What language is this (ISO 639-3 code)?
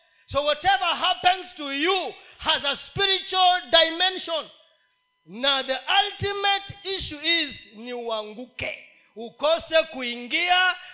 swa